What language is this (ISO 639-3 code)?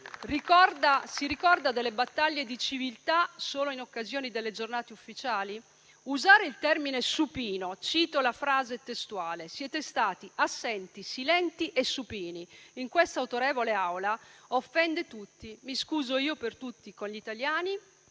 ita